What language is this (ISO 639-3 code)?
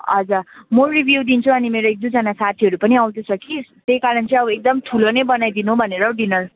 nep